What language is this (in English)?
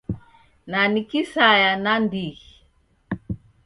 Taita